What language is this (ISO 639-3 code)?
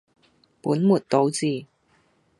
yue